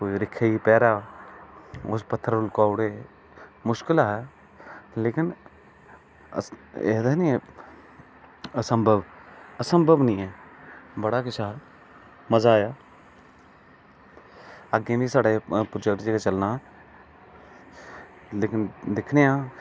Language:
Dogri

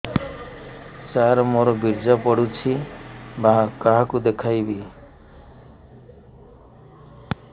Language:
Odia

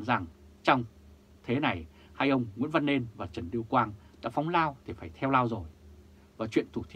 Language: Vietnamese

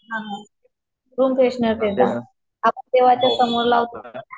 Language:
Marathi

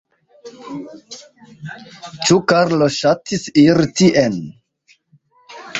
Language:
Esperanto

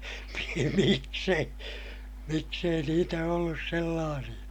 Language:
Finnish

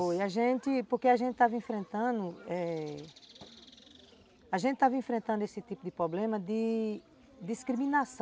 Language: Portuguese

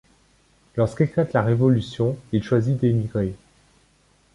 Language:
French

